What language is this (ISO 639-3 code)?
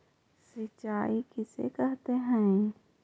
mag